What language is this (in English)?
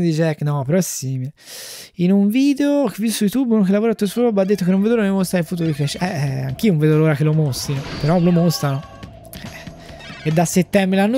Italian